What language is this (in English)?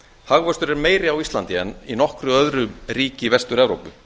Icelandic